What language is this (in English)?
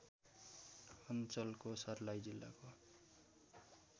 Nepali